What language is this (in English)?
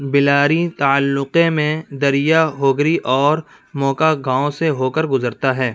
Urdu